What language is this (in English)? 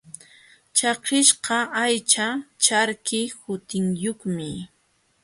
Jauja Wanca Quechua